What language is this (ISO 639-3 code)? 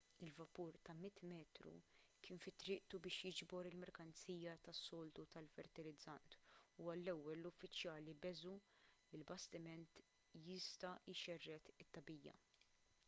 mlt